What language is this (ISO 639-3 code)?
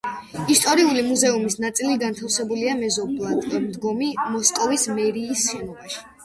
kat